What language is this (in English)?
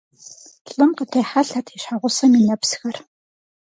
Kabardian